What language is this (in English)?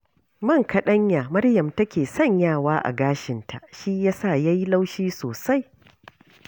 Hausa